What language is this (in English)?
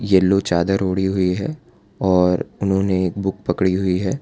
Hindi